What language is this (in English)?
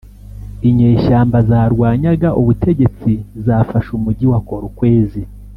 Kinyarwanda